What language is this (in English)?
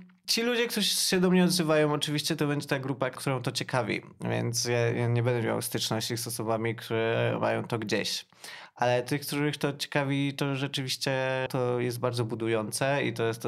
Polish